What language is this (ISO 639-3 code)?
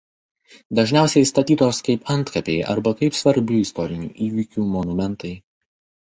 lit